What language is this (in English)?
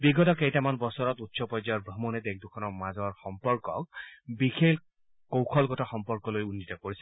Assamese